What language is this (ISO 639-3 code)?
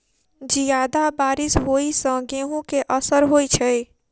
mai